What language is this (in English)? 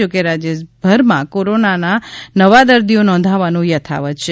Gujarati